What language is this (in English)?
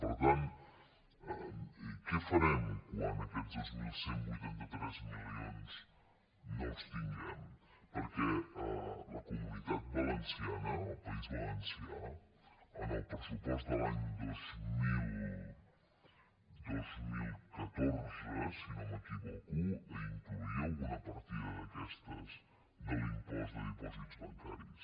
Catalan